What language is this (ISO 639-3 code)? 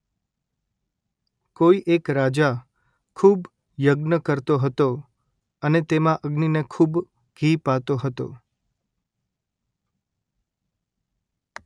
guj